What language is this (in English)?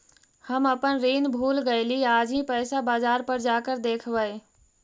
Magahi